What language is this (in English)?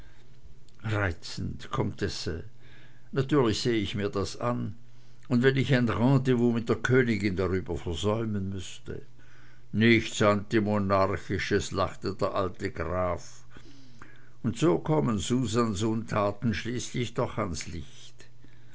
German